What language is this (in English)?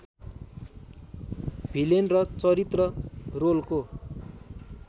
Nepali